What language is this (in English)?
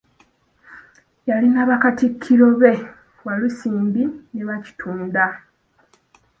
Ganda